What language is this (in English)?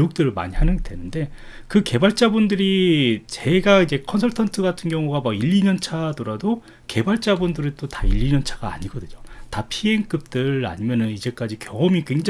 Korean